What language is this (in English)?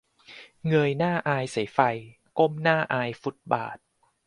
Thai